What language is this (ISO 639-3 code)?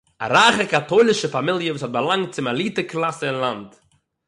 yid